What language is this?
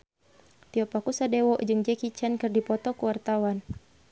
Sundanese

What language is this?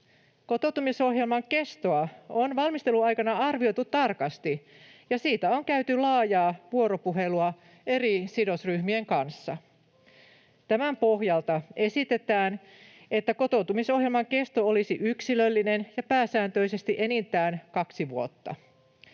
Finnish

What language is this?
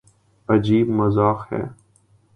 Urdu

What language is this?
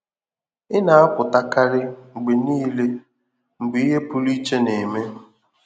Igbo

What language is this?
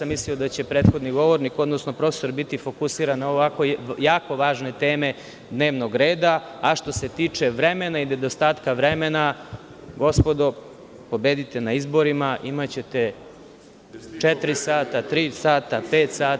Serbian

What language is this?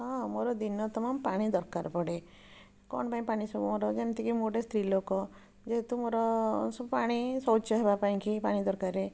Odia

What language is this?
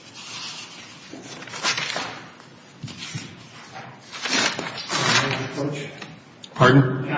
English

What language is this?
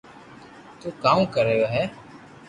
Loarki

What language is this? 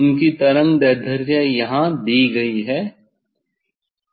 Hindi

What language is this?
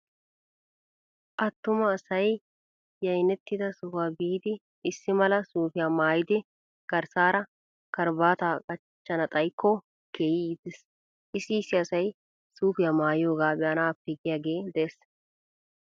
Wolaytta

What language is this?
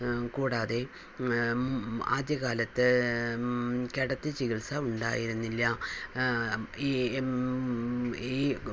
Malayalam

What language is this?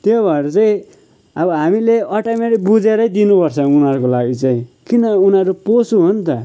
Nepali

